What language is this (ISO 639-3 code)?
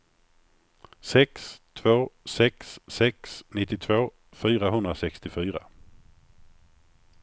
swe